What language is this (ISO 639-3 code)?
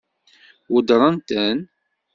kab